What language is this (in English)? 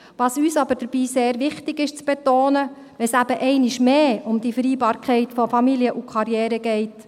Swiss German